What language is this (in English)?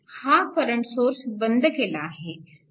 Marathi